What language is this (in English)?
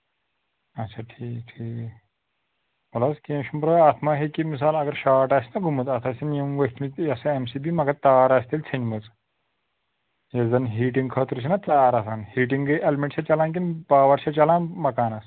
Kashmiri